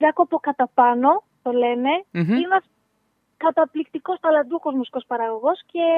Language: Greek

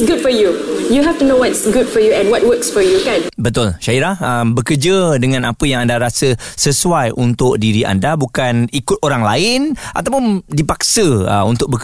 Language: Malay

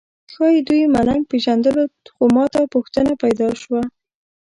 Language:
Pashto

